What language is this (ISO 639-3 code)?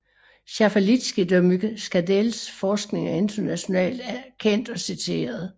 dan